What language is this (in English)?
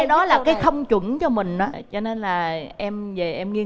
Vietnamese